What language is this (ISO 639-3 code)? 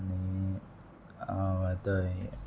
kok